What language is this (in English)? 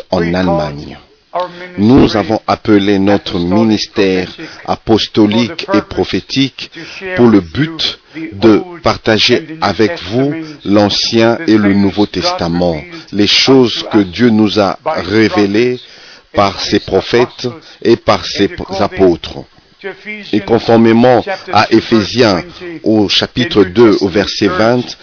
French